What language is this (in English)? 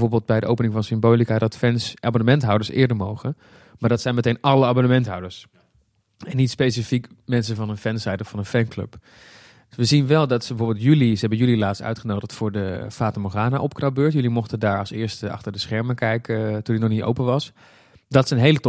Dutch